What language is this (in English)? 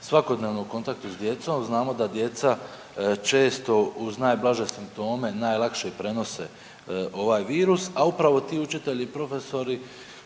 Croatian